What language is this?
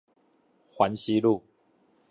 Chinese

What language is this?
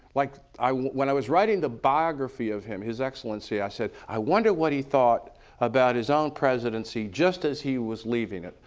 English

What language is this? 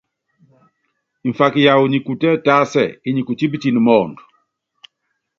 Yangben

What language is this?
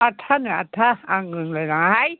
Bodo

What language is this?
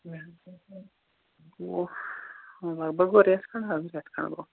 Kashmiri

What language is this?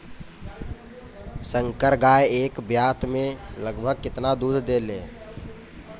Bhojpuri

